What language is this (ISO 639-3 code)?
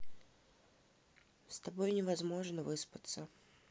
rus